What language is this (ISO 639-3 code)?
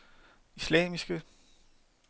dan